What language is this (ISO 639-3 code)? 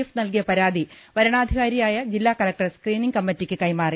mal